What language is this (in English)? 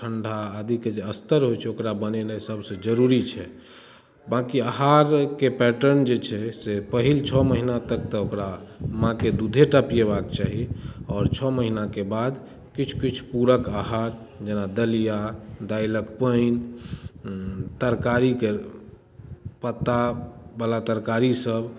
Maithili